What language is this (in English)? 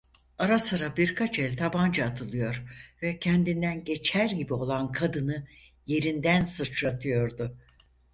Turkish